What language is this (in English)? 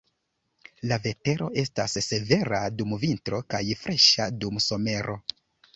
Esperanto